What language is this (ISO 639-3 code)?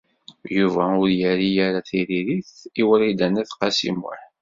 kab